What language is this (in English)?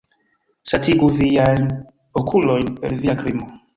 Esperanto